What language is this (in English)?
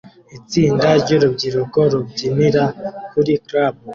Kinyarwanda